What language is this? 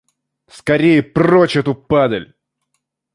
Russian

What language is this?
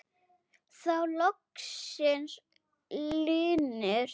Icelandic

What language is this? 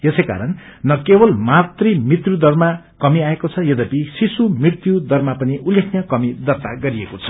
Nepali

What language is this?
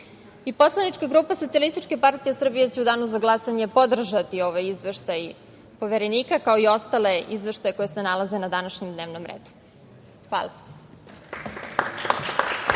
Serbian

